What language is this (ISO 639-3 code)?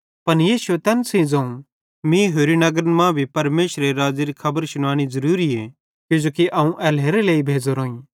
bhd